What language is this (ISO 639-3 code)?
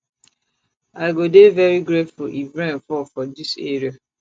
pcm